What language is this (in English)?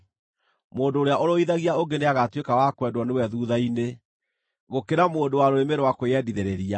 Kikuyu